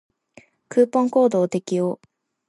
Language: Japanese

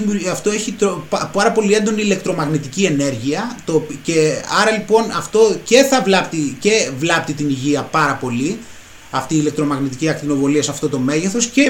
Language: Greek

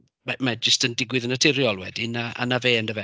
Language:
Welsh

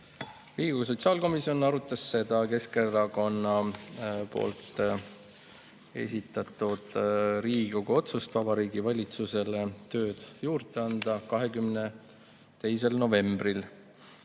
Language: Estonian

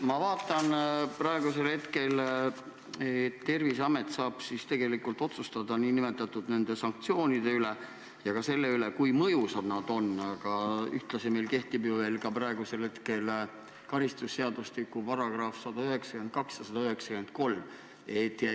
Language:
Estonian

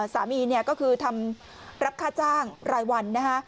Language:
Thai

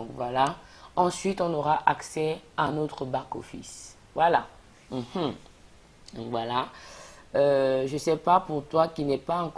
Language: French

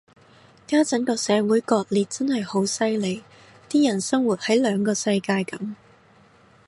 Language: Cantonese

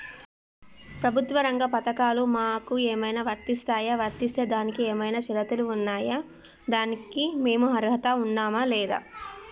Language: Telugu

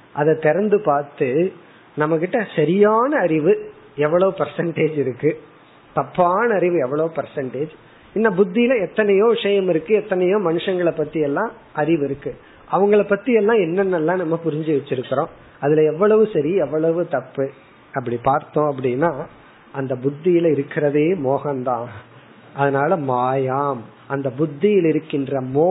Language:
Tamil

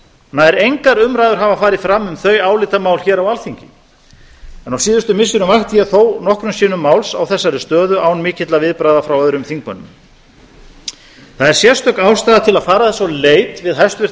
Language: Icelandic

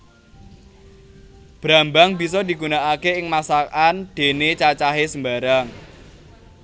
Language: Javanese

